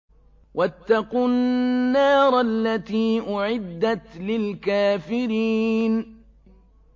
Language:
Arabic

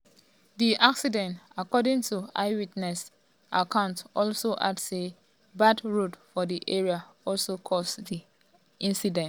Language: Nigerian Pidgin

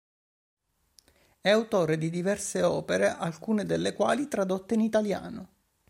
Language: Italian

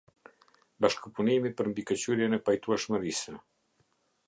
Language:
Albanian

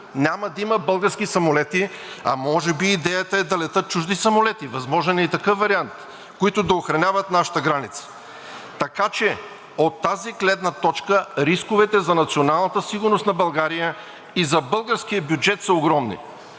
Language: Bulgarian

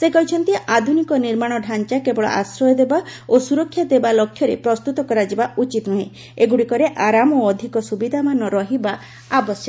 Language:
Odia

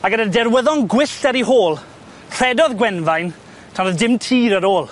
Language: Welsh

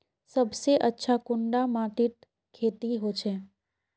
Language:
Magahi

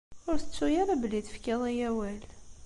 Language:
Kabyle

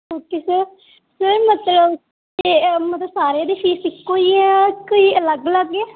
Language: Punjabi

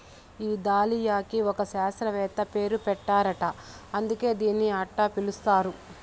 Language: Telugu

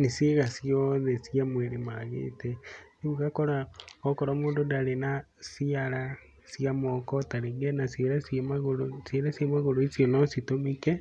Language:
Kikuyu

